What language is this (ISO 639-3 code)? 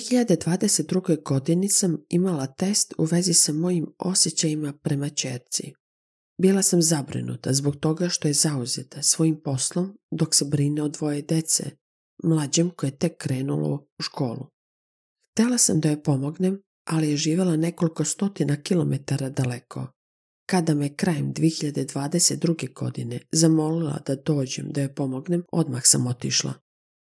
hrv